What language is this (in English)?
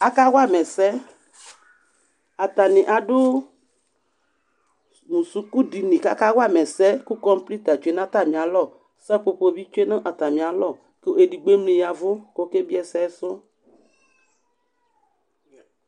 Ikposo